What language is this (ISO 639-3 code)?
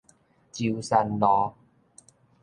nan